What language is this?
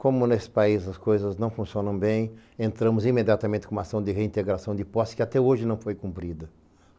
Portuguese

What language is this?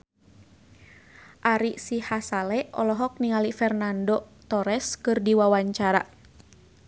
Sundanese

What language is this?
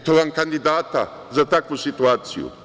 Serbian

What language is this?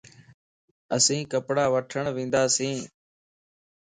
Lasi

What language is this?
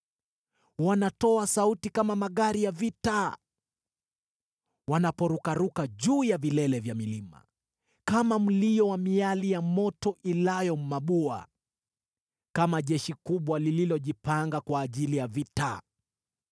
Swahili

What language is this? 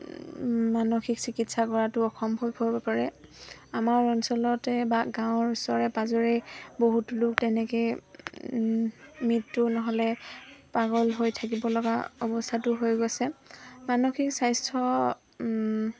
Assamese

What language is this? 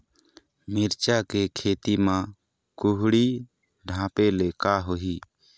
Chhattisgarhi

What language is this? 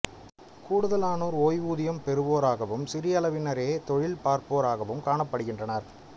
Tamil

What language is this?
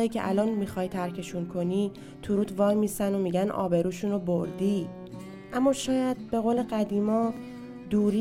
Persian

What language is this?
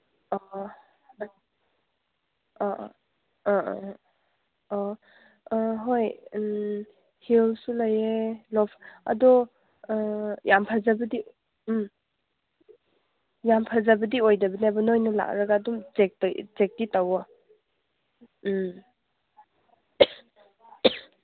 Manipuri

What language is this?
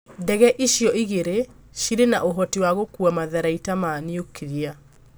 Kikuyu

